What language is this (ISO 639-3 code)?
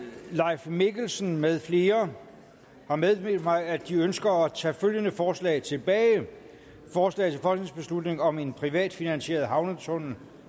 dan